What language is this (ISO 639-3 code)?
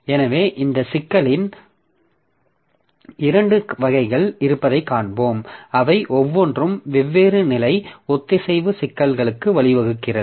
tam